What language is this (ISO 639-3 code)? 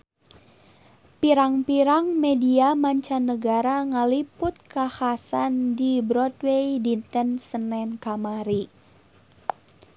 sun